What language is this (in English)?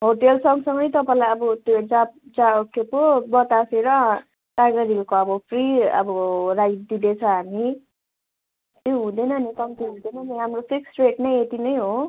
Nepali